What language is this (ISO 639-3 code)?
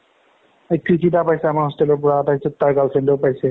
asm